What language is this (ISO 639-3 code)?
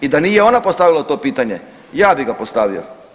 hrv